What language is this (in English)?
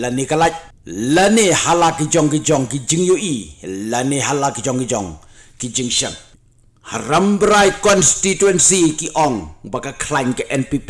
Indonesian